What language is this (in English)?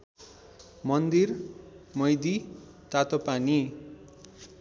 Nepali